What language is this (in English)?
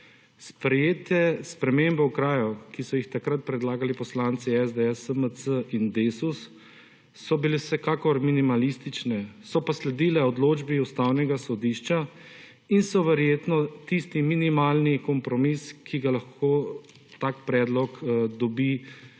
Slovenian